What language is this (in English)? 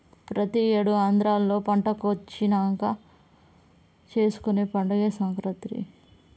Telugu